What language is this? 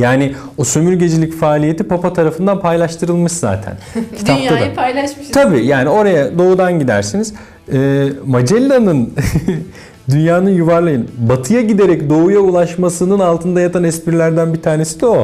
Turkish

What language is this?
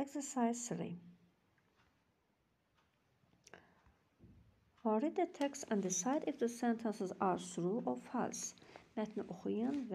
Turkish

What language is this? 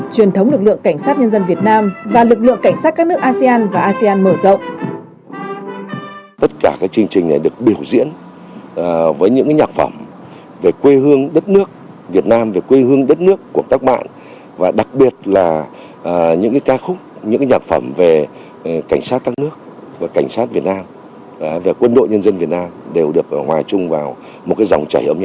Vietnamese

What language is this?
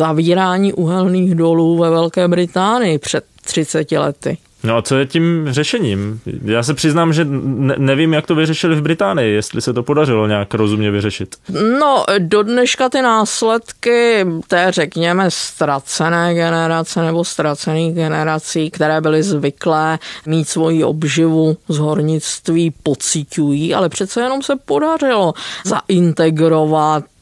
Czech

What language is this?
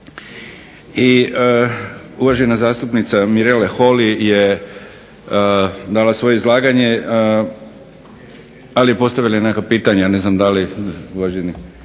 Croatian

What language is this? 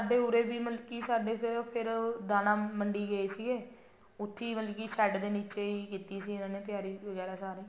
Punjabi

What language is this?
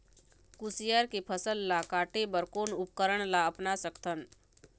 Chhattisgarhi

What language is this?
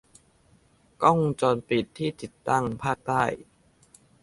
Thai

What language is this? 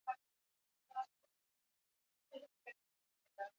Basque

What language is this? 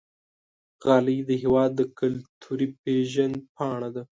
Pashto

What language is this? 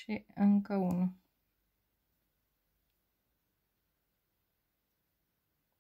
Romanian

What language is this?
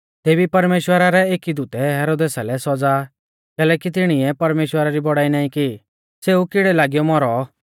Mahasu Pahari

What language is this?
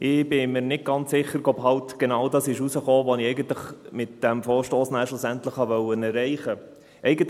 Swiss German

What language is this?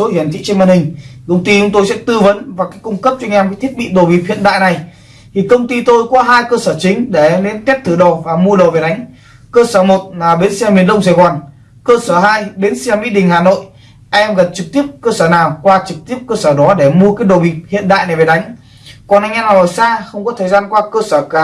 Vietnamese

